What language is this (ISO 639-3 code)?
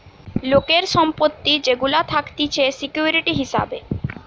ben